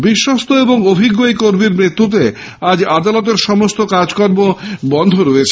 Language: Bangla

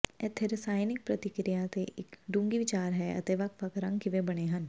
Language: Punjabi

